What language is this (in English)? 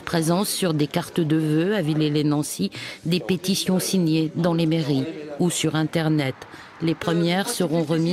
French